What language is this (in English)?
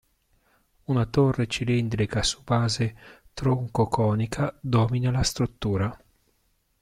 Italian